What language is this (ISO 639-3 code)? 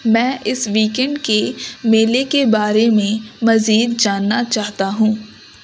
urd